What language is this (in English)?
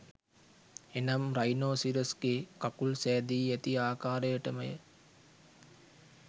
Sinhala